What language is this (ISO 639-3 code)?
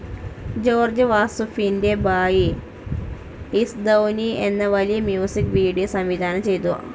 mal